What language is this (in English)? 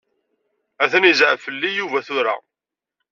Kabyle